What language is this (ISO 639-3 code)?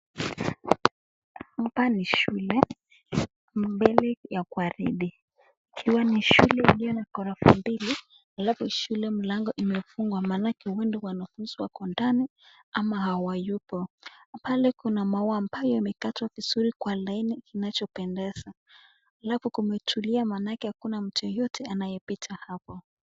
swa